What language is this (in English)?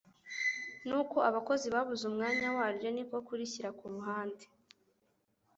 Kinyarwanda